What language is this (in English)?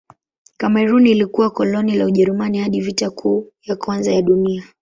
Swahili